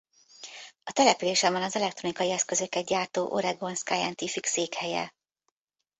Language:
Hungarian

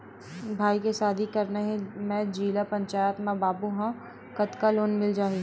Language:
Chhattisgarhi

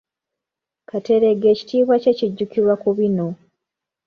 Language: Ganda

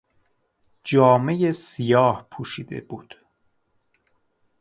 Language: Persian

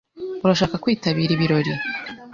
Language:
Kinyarwanda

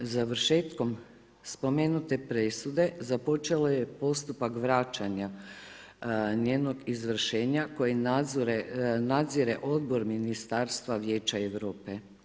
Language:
Croatian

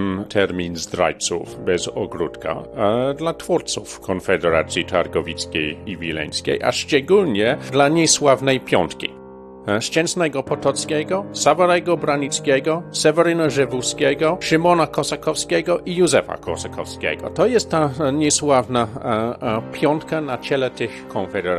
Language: Polish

